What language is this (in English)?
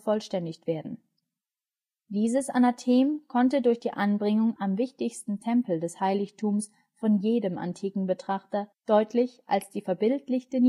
German